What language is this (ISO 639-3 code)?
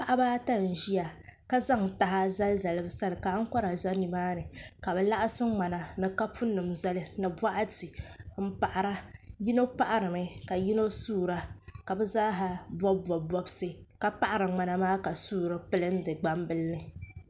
dag